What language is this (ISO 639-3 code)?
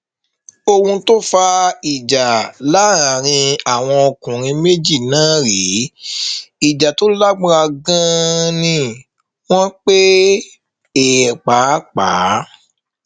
yor